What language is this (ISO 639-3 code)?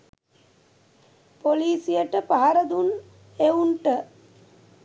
sin